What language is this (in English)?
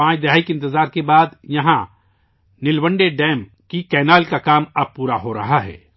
Urdu